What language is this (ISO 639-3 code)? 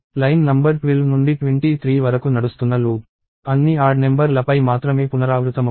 tel